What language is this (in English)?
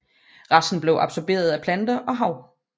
Danish